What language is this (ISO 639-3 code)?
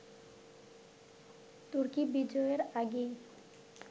ben